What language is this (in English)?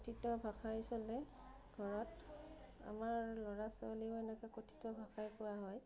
Assamese